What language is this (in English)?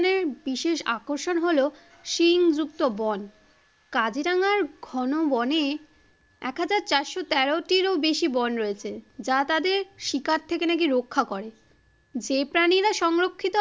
Bangla